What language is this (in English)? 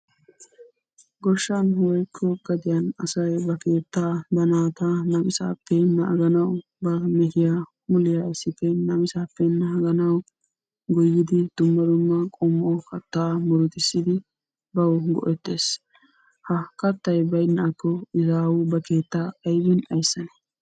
Wolaytta